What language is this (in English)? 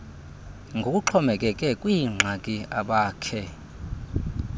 Xhosa